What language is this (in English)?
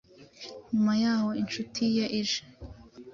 Kinyarwanda